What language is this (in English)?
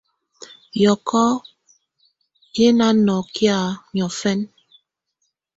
Tunen